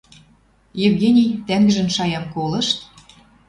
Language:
Western Mari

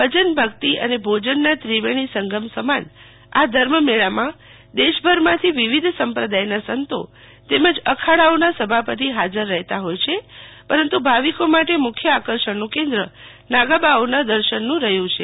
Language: Gujarati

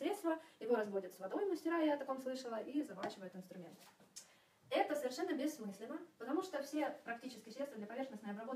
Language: Russian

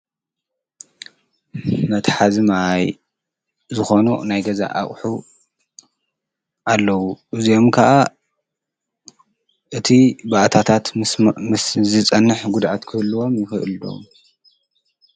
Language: Tigrinya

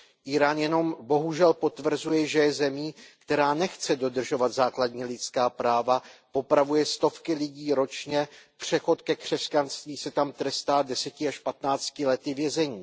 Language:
Czech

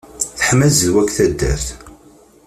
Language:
Kabyle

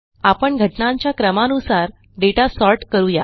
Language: Marathi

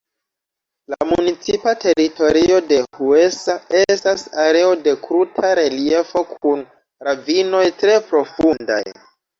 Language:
Esperanto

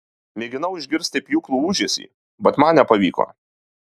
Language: Lithuanian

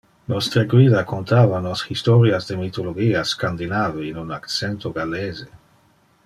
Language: Interlingua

